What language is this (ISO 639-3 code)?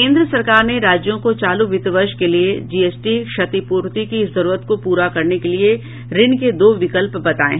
hin